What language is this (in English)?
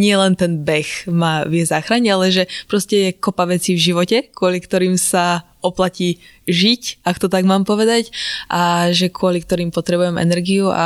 Slovak